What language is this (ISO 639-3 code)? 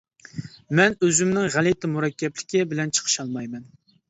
uig